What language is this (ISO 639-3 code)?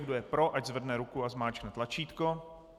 ces